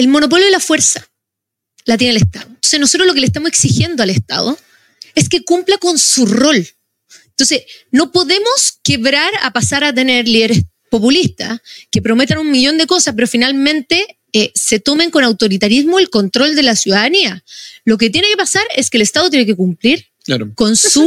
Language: Spanish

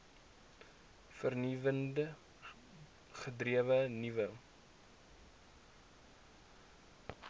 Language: Afrikaans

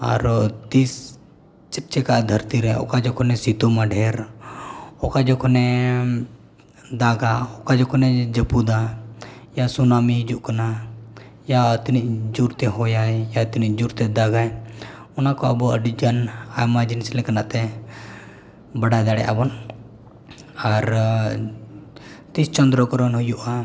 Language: Santali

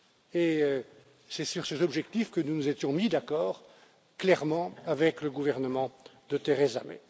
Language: French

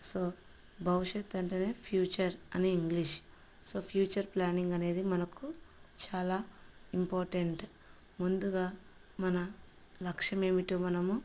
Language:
Telugu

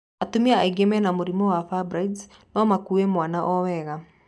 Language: Kikuyu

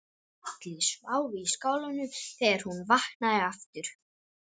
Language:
Icelandic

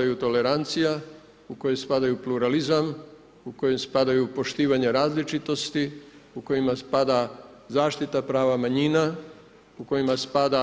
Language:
Croatian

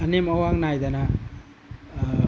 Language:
Manipuri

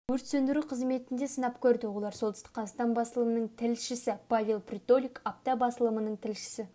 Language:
Kazakh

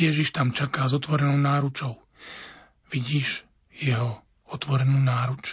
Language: Slovak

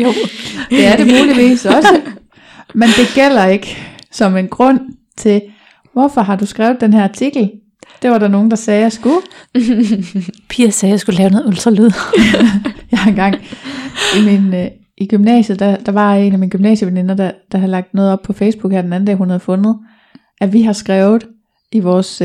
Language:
Danish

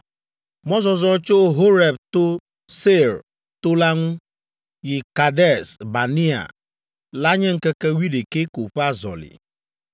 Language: Ewe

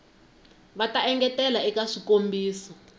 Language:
Tsonga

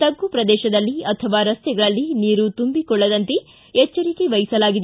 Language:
Kannada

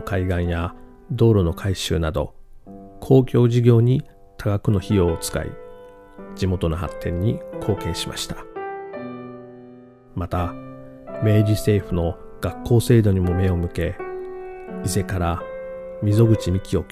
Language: Japanese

